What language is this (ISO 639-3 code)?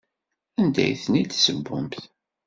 kab